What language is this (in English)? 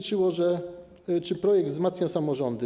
Polish